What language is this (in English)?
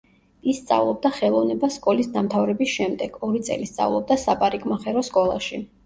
Georgian